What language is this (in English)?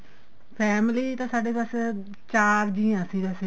Punjabi